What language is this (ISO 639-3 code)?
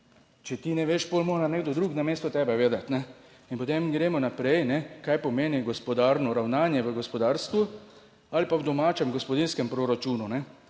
slv